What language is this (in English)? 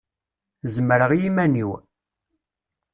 Kabyle